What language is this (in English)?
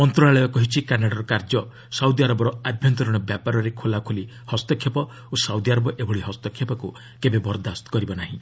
Odia